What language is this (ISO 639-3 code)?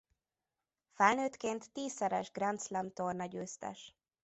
hun